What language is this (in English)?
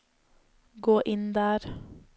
Norwegian